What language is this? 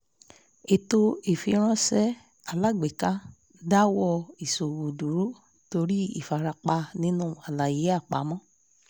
Yoruba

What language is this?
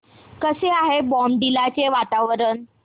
Marathi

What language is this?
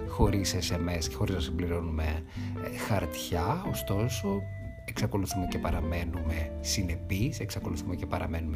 Greek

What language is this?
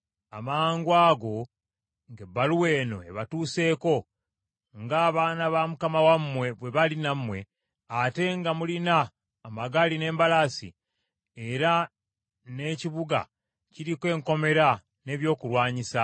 Ganda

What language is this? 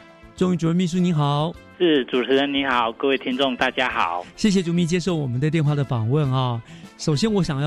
Chinese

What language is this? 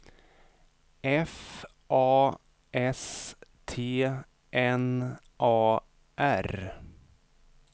Swedish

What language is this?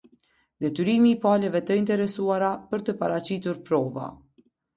Albanian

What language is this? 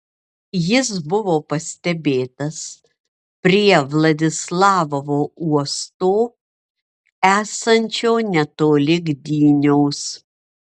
Lithuanian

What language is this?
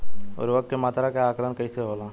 Bhojpuri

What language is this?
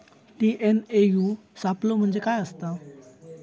Marathi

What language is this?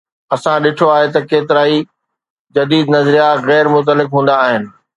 Sindhi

